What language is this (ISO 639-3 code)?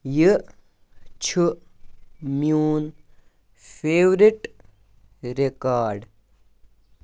kas